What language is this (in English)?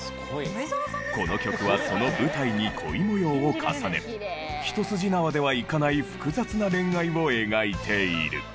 Japanese